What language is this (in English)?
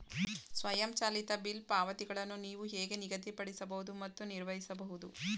Kannada